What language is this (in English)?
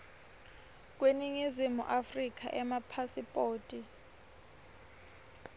Swati